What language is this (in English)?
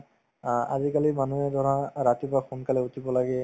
Assamese